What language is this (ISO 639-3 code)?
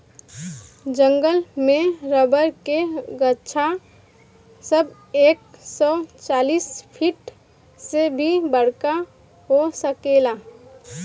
bho